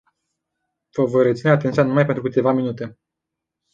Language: Romanian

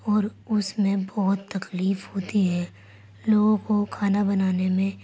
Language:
Urdu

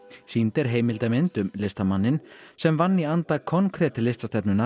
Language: Icelandic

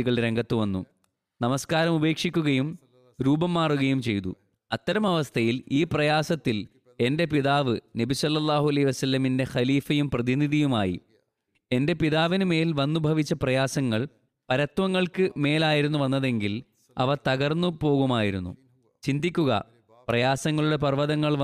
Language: Malayalam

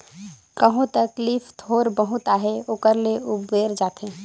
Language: Chhattisgarhi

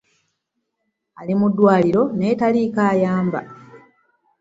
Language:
Ganda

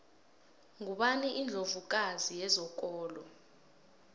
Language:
South Ndebele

